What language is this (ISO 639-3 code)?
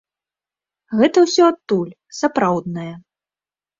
bel